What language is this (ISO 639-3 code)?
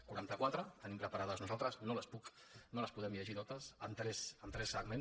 cat